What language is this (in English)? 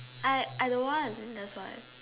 English